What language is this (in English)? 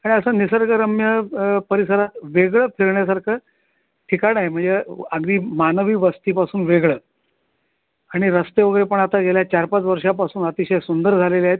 Marathi